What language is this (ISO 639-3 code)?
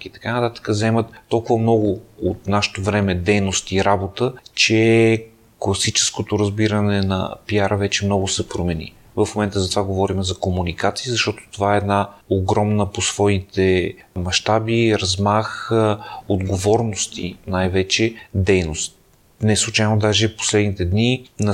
bul